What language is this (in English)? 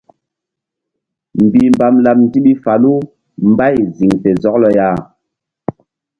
Mbum